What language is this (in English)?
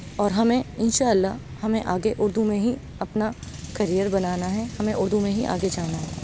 Urdu